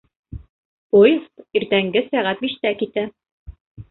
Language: Bashkir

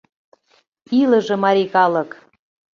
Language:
Mari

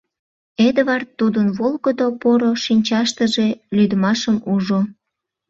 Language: Mari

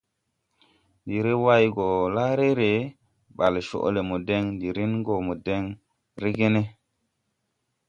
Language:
Tupuri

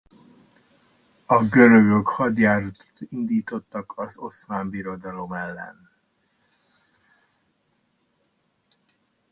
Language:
Hungarian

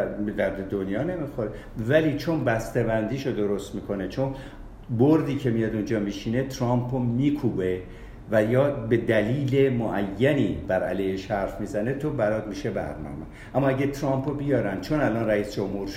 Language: Persian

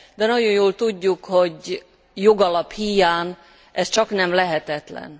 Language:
Hungarian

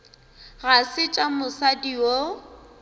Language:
Northern Sotho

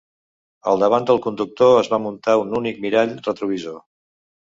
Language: Catalan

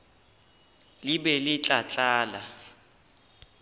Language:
Northern Sotho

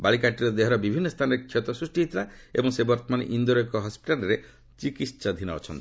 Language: Odia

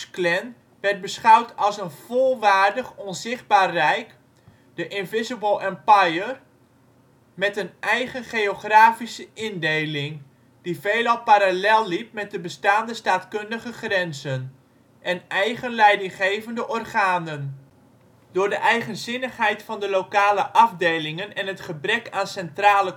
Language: Dutch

